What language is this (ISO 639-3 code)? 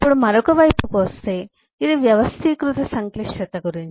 tel